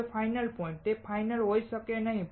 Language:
Gujarati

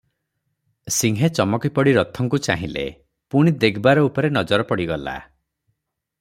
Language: Odia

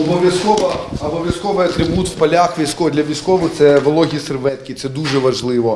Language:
Ukrainian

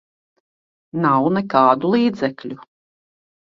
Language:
Latvian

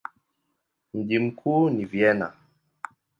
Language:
Swahili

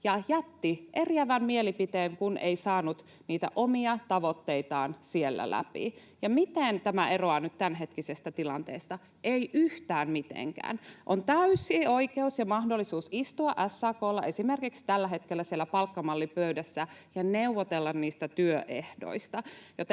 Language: Finnish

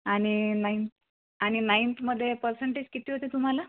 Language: Marathi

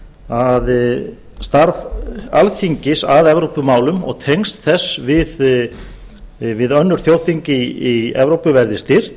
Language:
Icelandic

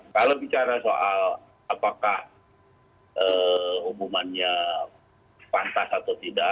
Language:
Indonesian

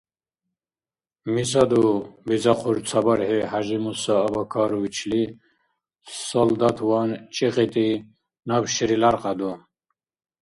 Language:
Dargwa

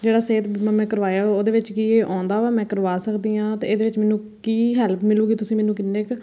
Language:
Punjabi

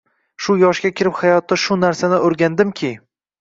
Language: Uzbek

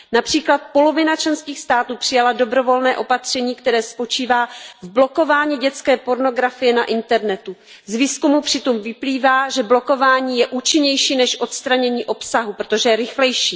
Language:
Czech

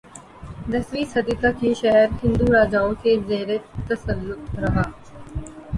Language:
Urdu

